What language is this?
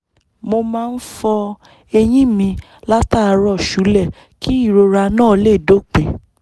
Yoruba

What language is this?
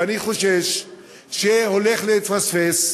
Hebrew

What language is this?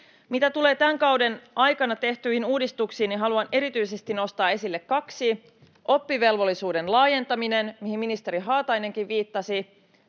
Finnish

